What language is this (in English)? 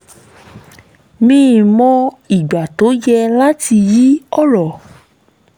Yoruba